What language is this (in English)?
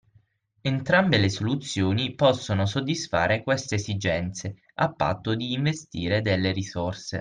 Italian